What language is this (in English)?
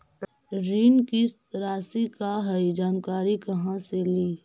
Magahi